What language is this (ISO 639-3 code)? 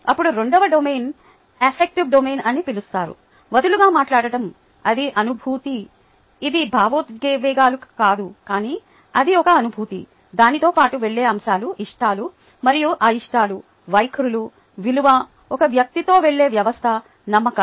tel